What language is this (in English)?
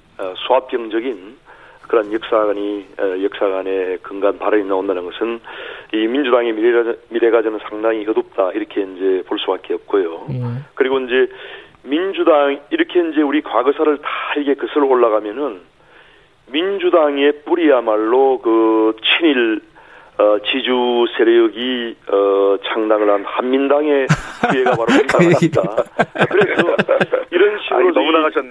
Korean